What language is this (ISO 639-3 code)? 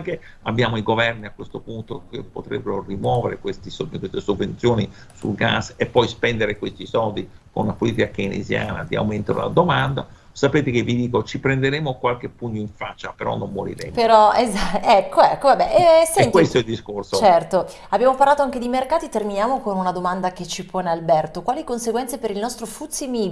ita